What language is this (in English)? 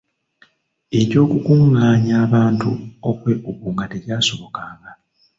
Ganda